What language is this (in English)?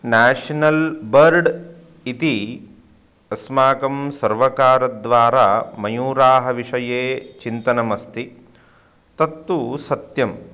Sanskrit